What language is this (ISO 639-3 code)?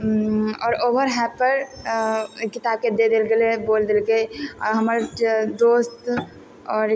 mai